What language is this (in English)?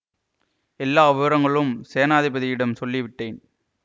Tamil